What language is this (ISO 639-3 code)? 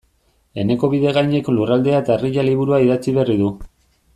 eus